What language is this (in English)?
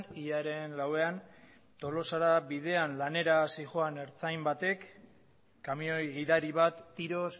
Basque